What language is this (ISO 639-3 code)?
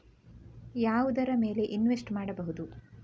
kan